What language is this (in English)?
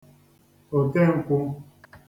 Igbo